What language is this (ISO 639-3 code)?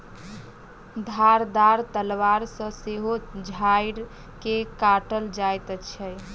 mai